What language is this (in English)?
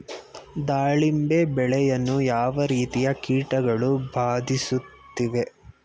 Kannada